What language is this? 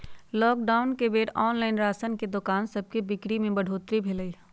Magahi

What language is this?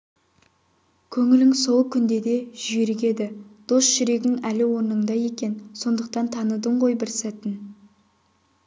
Kazakh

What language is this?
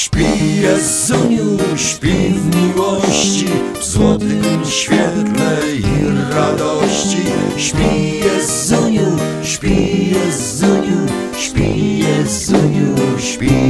Polish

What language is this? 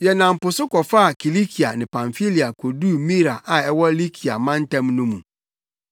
Akan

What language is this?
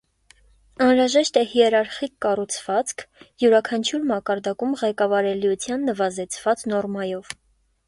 Armenian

